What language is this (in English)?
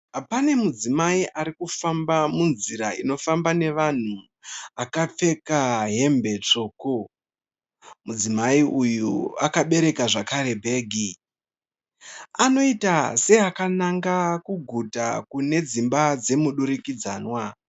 Shona